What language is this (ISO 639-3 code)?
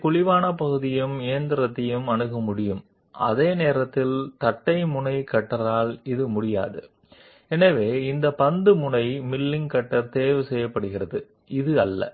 tel